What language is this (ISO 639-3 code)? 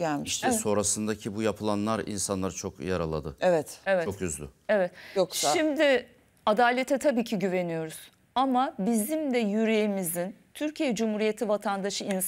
tur